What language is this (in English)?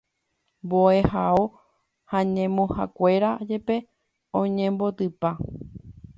Guarani